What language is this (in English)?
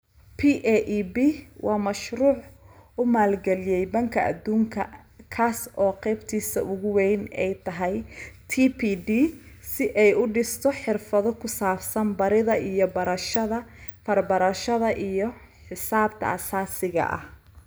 Somali